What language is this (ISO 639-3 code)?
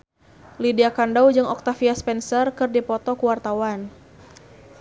sun